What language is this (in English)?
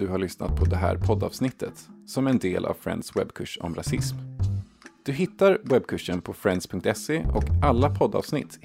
Swedish